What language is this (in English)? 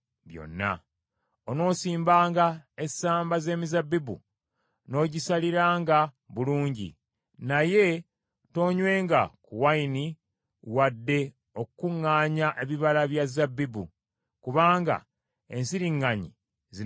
Ganda